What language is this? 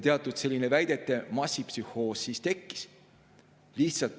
Estonian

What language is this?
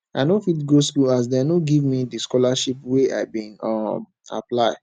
Nigerian Pidgin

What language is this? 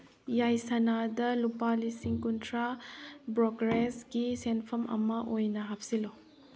Manipuri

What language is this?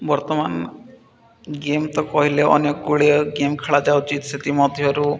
Odia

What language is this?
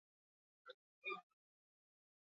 Basque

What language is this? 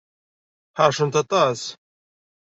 Kabyle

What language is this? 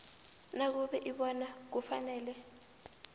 South Ndebele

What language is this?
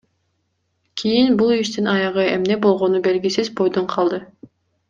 Kyrgyz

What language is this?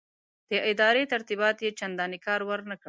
Pashto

